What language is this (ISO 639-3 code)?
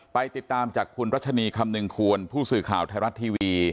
tha